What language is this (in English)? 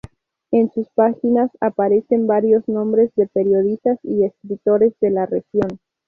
Spanish